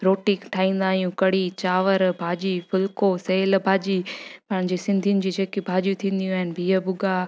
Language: Sindhi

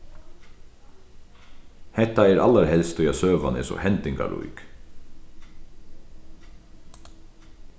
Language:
Faroese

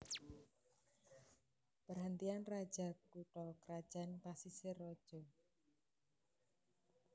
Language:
Javanese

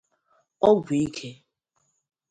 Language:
Igbo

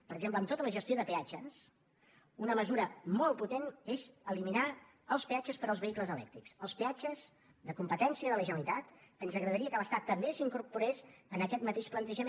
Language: Catalan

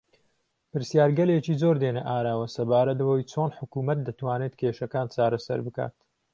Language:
Central Kurdish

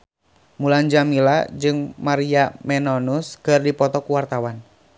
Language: Sundanese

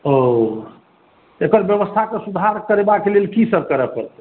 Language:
Maithili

